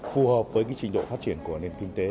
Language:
Vietnamese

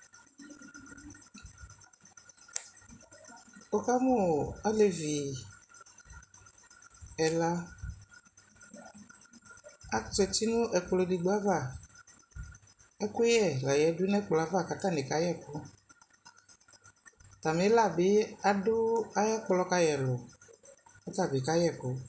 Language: Ikposo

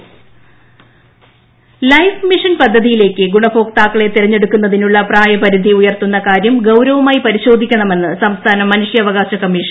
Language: Malayalam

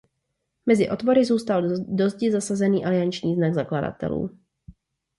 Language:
Czech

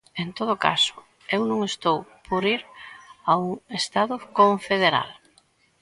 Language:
Galician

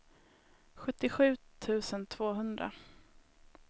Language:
Swedish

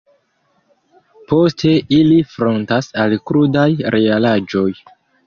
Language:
Esperanto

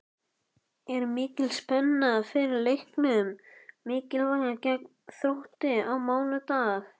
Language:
Icelandic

